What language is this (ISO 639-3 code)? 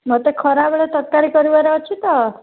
ori